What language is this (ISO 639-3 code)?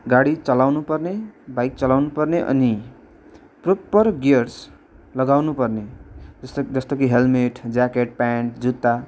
nep